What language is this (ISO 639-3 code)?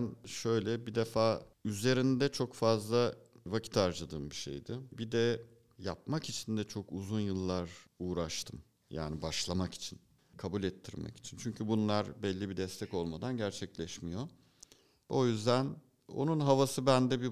tur